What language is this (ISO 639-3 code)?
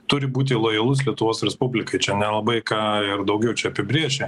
lit